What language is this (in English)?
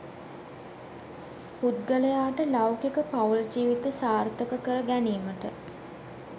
Sinhala